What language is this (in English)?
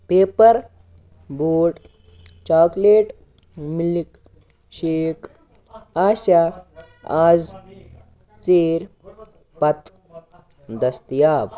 Kashmiri